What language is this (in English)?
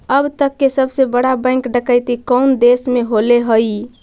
Magahi